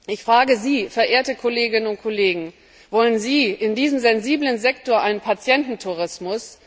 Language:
German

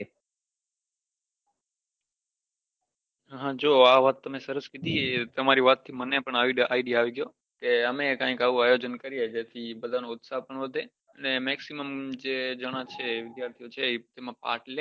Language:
Gujarati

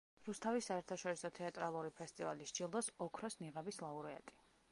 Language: Georgian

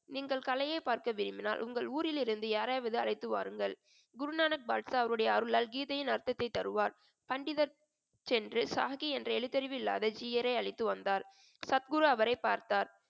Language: Tamil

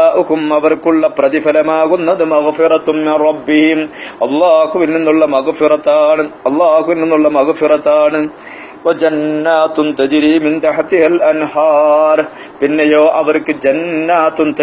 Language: Arabic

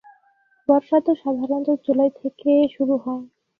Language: Bangla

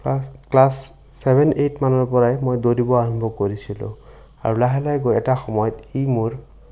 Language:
Assamese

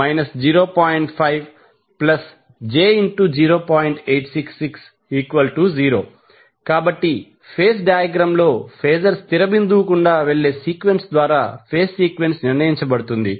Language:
Telugu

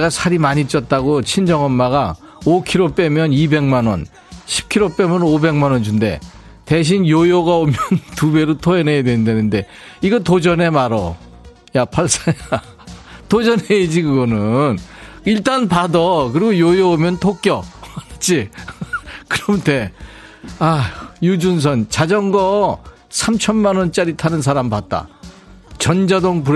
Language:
Korean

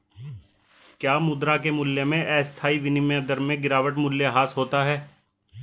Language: Hindi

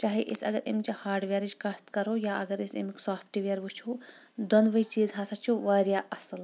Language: Kashmiri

